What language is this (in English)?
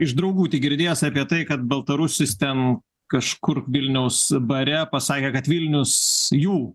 Lithuanian